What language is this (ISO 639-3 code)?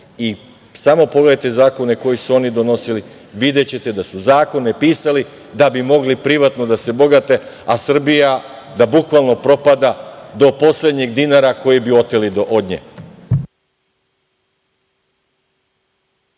srp